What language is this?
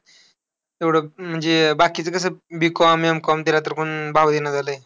Marathi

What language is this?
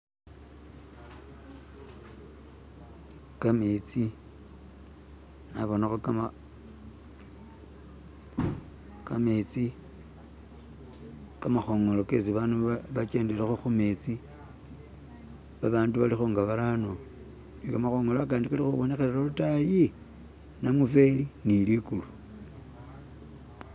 Masaaba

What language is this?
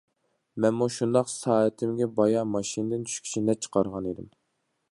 Uyghur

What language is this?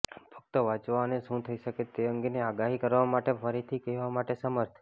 Gujarati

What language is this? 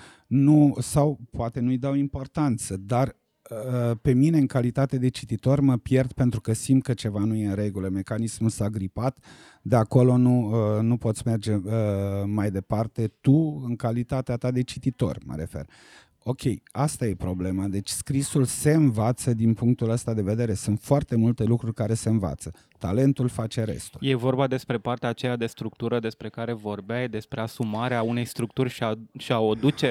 Romanian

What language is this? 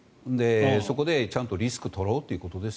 Japanese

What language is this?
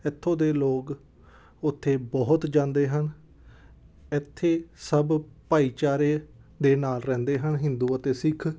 Punjabi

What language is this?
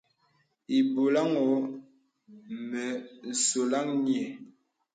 Bebele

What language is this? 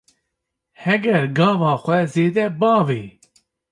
Kurdish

